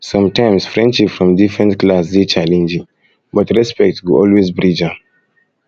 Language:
Nigerian Pidgin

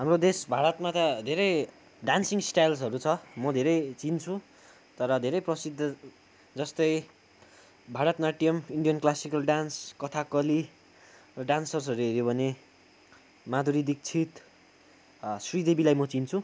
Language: Nepali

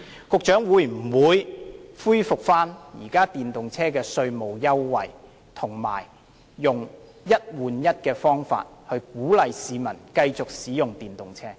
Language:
Cantonese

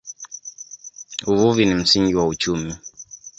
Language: Swahili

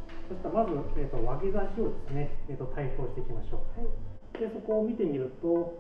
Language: Japanese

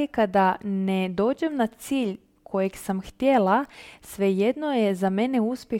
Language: Croatian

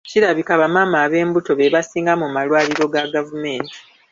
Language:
Ganda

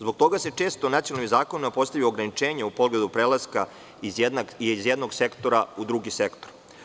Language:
Serbian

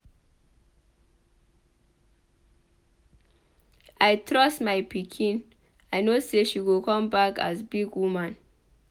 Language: Nigerian Pidgin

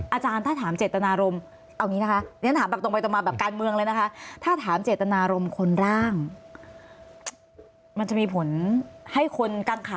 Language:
Thai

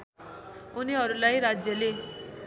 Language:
Nepali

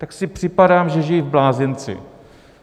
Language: Czech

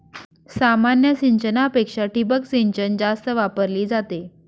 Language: Marathi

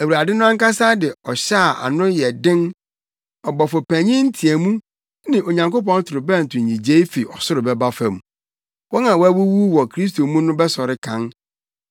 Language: Akan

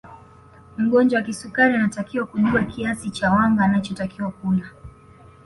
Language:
Swahili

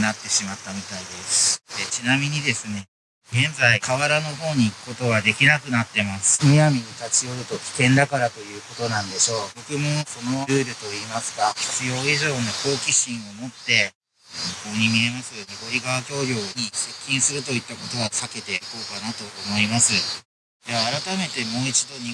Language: Japanese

